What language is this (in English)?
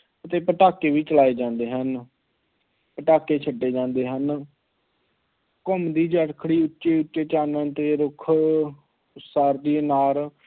Punjabi